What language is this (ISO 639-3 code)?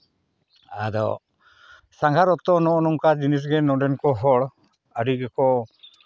sat